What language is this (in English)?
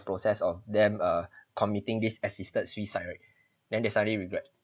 English